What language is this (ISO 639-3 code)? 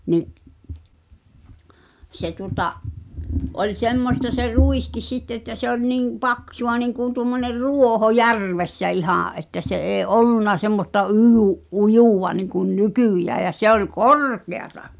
fin